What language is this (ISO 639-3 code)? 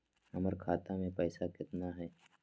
mag